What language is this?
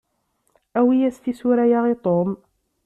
Kabyle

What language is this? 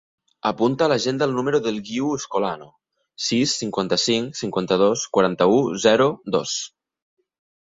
Catalan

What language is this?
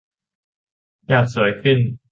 Thai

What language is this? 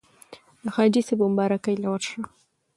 Pashto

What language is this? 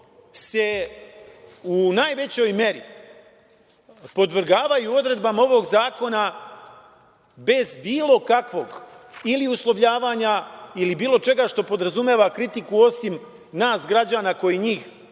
Serbian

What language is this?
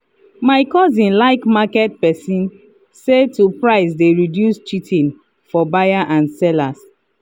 Nigerian Pidgin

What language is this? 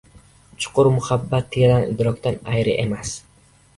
Uzbek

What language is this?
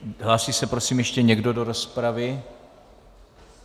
Czech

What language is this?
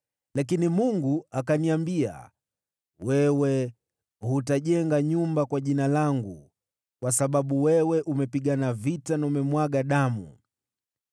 Swahili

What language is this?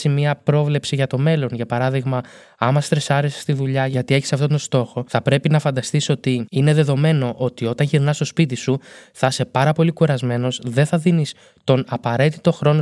Greek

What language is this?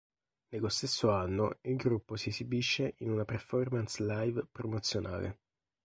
Italian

